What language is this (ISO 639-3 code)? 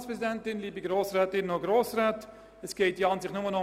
gsw